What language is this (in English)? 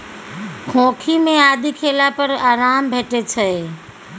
Maithili